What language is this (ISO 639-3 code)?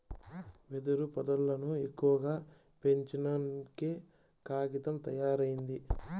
tel